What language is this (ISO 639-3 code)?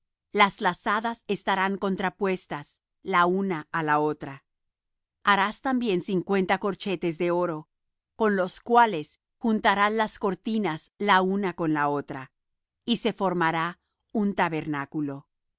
spa